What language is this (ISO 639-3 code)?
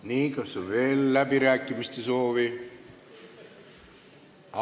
est